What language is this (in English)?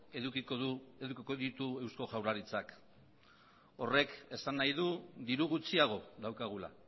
Basque